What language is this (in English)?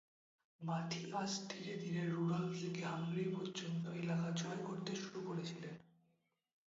Bangla